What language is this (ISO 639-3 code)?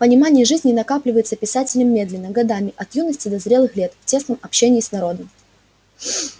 rus